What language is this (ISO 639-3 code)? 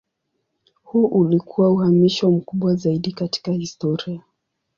swa